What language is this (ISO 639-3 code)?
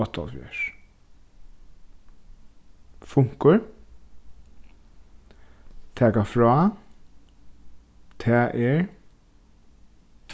fao